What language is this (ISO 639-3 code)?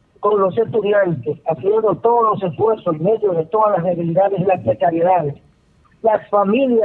spa